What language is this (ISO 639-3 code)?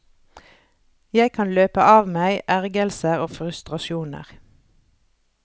nor